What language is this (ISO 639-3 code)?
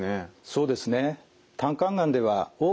jpn